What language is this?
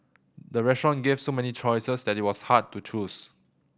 English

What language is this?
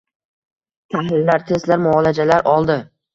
Uzbek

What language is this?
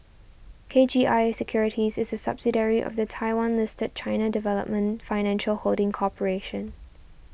English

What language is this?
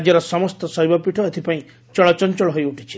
Odia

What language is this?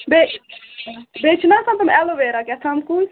Kashmiri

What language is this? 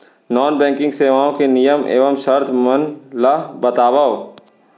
Chhattisgarhi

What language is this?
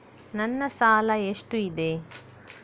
Kannada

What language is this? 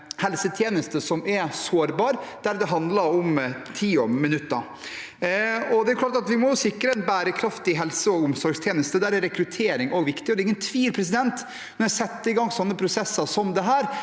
Norwegian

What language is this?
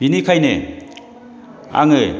Bodo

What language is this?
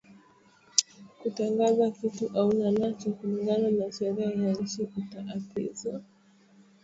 Swahili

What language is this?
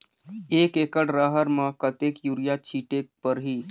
Chhattisgarhi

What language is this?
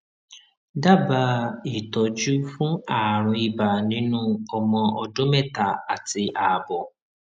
Yoruba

